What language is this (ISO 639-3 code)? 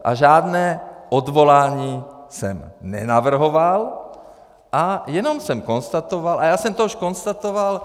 ces